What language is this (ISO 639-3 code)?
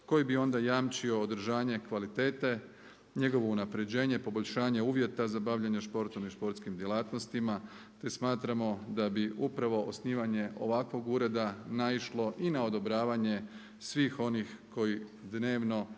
hrv